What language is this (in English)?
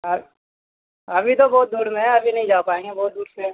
Urdu